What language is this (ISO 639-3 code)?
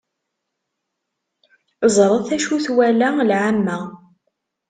kab